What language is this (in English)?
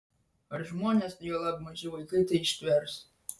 Lithuanian